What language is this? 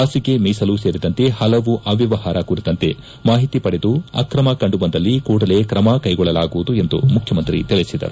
Kannada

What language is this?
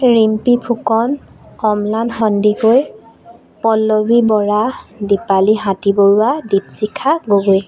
Assamese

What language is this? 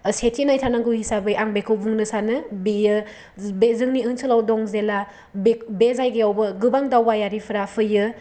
Bodo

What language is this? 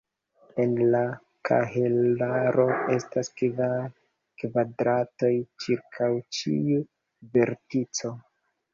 Esperanto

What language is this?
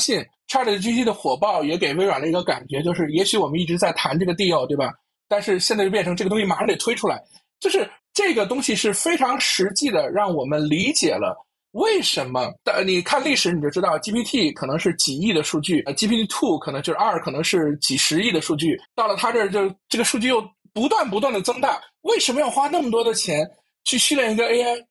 Chinese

